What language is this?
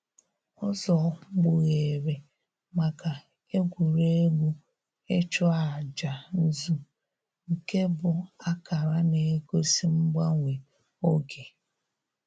Igbo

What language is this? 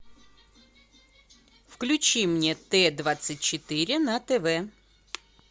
Russian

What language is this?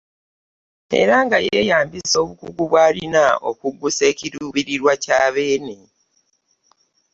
Ganda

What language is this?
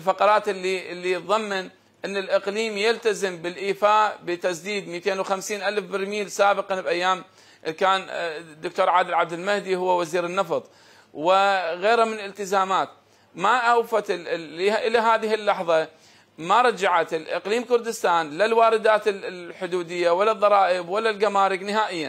Arabic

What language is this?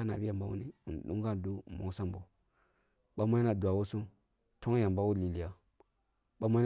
Kulung (Nigeria)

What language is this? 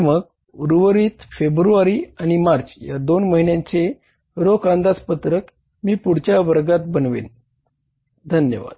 Marathi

